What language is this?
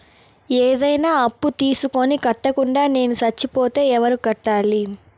Telugu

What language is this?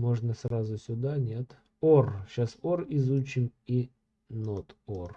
Russian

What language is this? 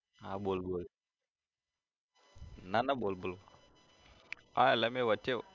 Gujarati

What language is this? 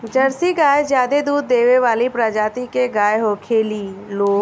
Bhojpuri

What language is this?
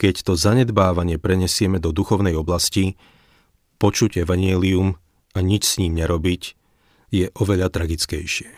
Slovak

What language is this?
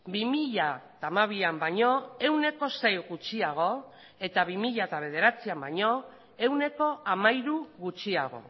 Basque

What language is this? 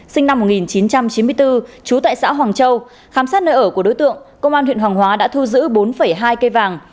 Vietnamese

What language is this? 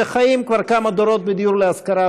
Hebrew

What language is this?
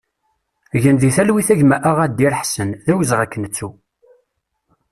Kabyle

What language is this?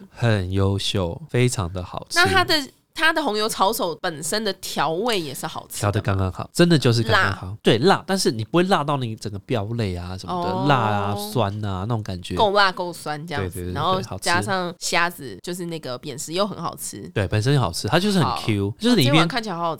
Chinese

